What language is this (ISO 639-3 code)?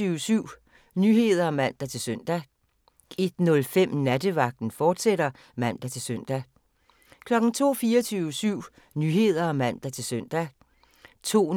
dan